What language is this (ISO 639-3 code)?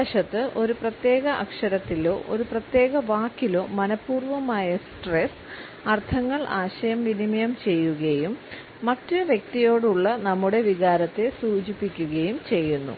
mal